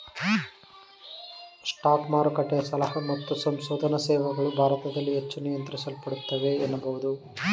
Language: Kannada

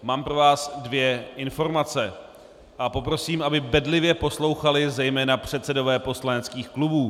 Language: Czech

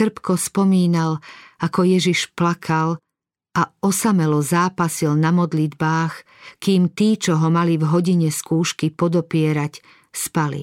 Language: Slovak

